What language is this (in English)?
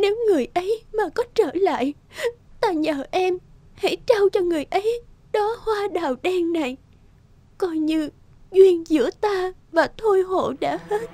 Vietnamese